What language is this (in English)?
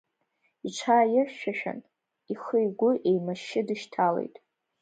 Abkhazian